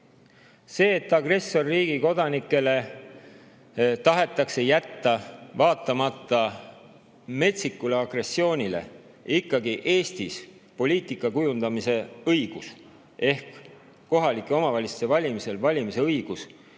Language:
Estonian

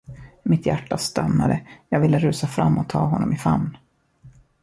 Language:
Swedish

